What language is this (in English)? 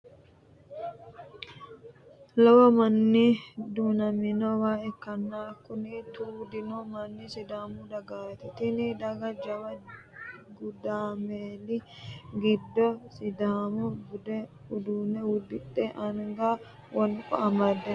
Sidamo